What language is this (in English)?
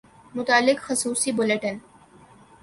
Urdu